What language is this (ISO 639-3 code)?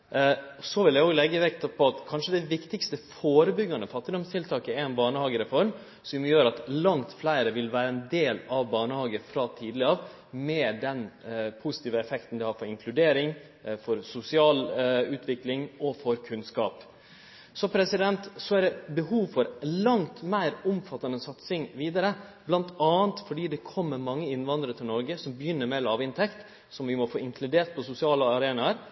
nno